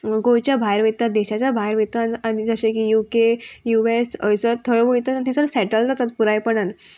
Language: Konkani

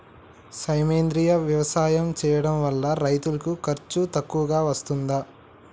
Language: Telugu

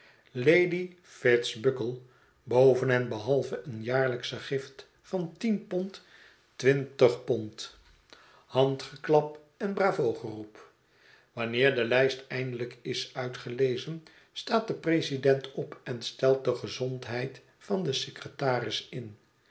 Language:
Dutch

